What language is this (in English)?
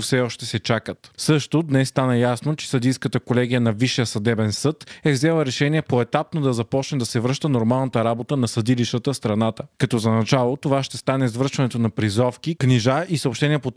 Bulgarian